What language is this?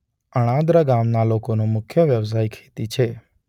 Gujarati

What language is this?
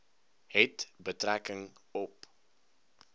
Afrikaans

